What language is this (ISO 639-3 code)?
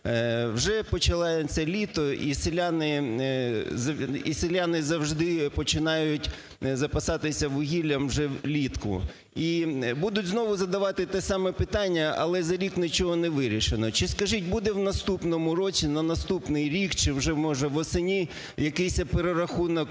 ukr